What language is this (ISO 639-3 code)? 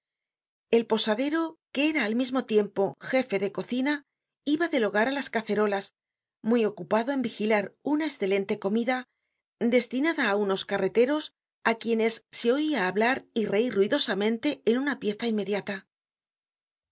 spa